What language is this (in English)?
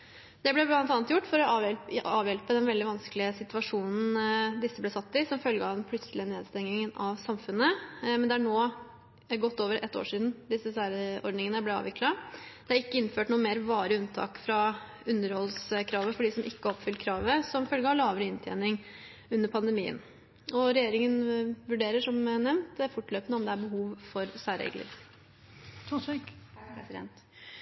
Norwegian Bokmål